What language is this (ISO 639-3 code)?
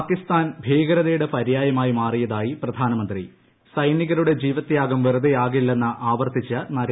mal